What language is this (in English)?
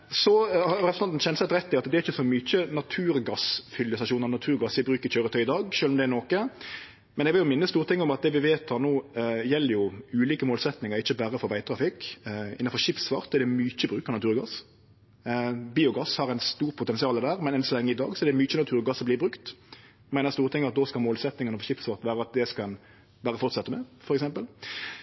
Norwegian Nynorsk